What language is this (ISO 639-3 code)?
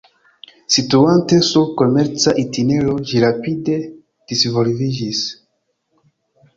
epo